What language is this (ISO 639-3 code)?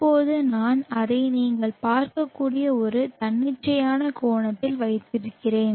tam